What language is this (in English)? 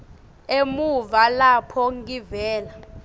Swati